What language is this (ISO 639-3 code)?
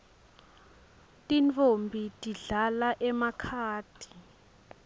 ssw